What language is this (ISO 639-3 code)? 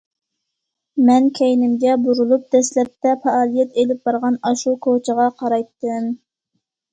uig